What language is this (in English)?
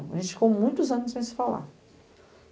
Portuguese